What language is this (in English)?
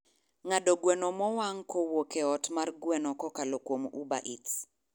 Luo (Kenya and Tanzania)